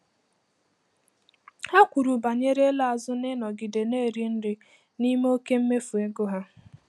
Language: Igbo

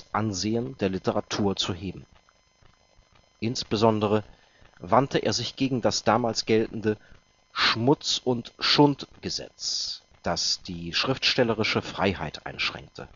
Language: German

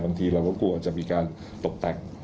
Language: Thai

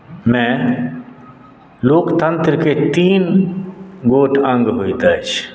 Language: Maithili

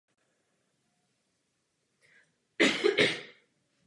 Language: Czech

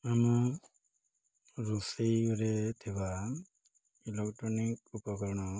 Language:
Odia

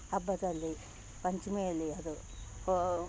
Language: Kannada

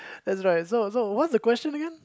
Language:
English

